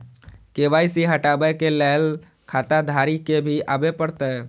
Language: Maithili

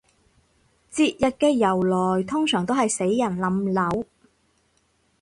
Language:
Cantonese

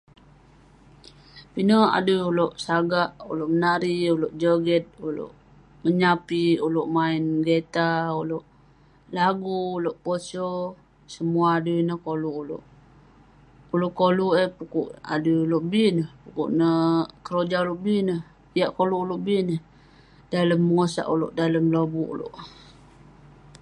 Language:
Western Penan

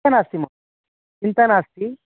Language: Sanskrit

